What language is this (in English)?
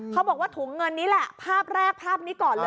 Thai